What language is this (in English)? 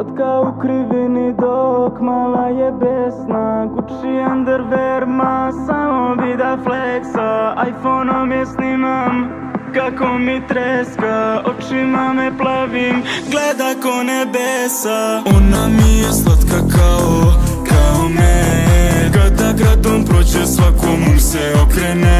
Romanian